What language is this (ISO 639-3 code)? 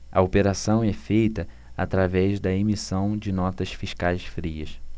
por